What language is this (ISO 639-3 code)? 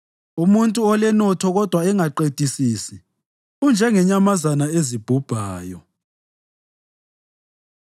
nde